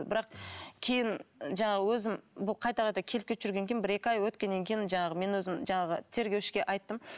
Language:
Kazakh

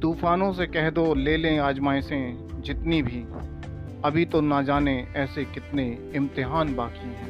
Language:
Hindi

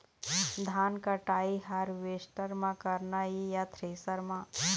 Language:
Chhattisgarhi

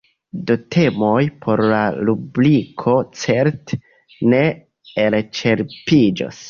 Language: Esperanto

